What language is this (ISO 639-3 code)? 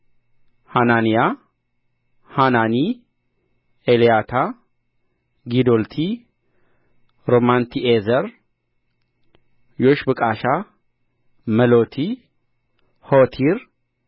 amh